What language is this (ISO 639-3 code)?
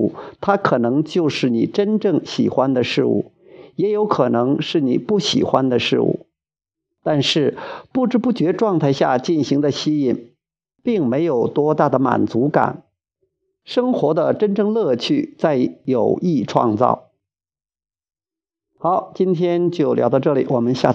zho